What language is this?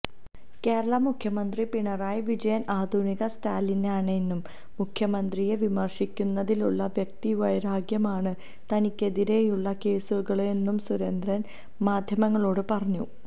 Malayalam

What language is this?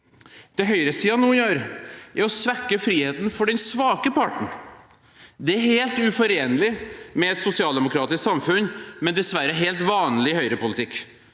Norwegian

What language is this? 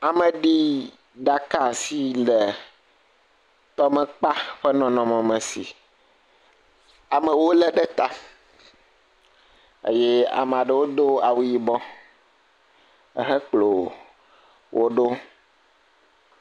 Ewe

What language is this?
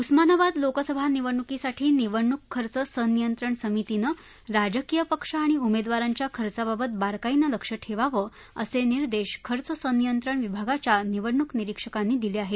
Marathi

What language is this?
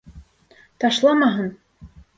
Bashkir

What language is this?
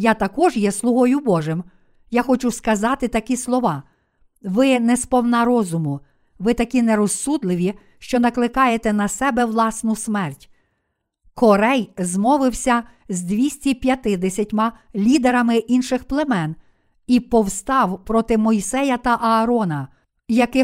Ukrainian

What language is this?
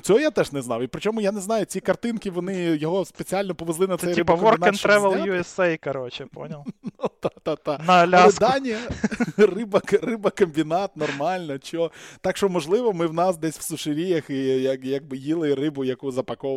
Ukrainian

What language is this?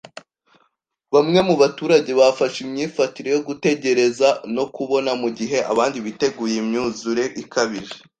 Kinyarwanda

